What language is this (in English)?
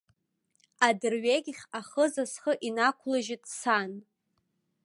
Abkhazian